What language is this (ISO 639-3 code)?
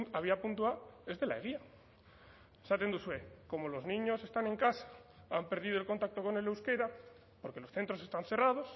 spa